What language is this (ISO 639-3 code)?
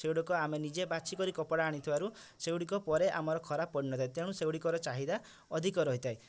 ori